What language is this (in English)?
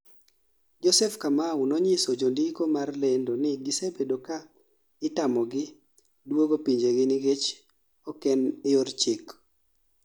Luo (Kenya and Tanzania)